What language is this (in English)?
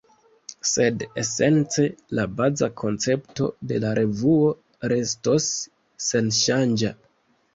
Esperanto